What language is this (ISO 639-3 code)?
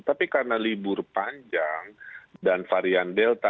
ind